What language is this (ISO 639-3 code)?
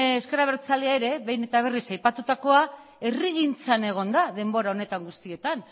eus